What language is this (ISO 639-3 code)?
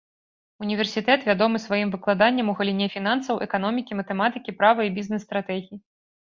bel